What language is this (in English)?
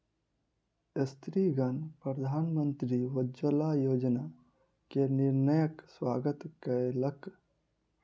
Maithili